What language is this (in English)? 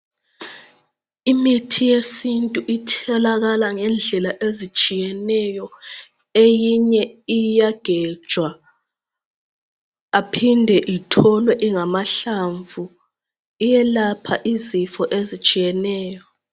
North Ndebele